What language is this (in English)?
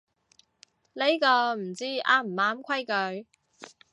Cantonese